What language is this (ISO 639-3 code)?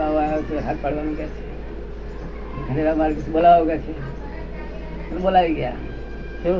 guj